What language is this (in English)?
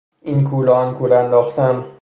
Persian